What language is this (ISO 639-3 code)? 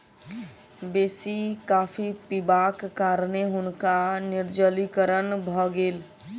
mai